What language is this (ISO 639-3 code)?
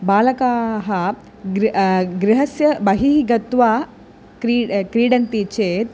san